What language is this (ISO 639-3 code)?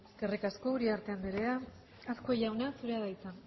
eus